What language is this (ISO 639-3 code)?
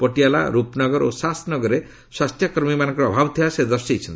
ori